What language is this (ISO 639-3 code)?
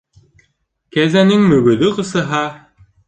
bak